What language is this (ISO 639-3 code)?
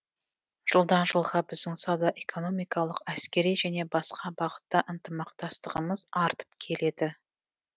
kaz